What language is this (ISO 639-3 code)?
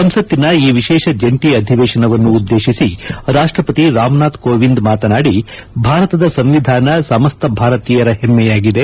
kan